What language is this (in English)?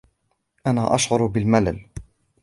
Arabic